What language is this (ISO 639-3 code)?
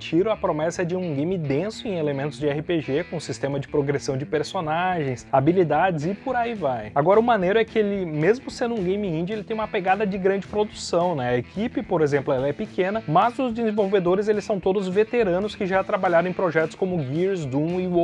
por